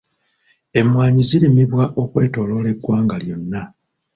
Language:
Ganda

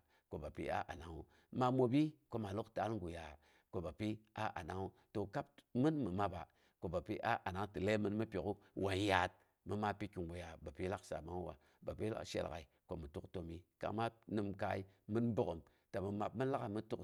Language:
Boghom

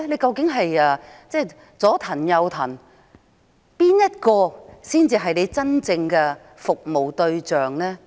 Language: Cantonese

